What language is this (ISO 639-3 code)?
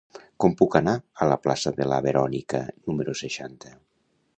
cat